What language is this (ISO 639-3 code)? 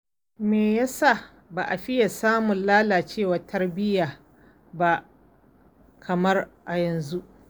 hau